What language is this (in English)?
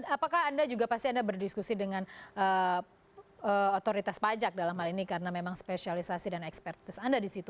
Indonesian